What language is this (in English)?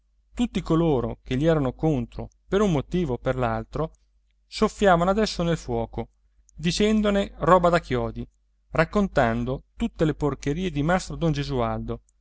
Italian